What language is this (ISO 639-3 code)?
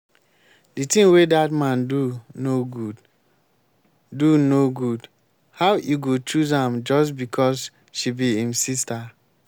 pcm